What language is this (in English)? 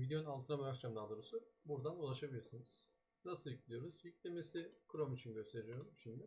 Turkish